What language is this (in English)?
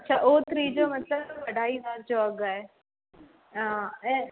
Sindhi